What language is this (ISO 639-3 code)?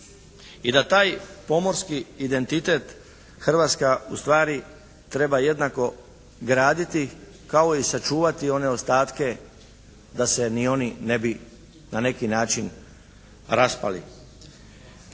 hrv